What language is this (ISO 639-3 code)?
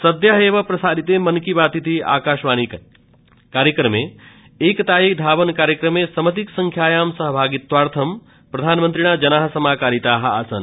san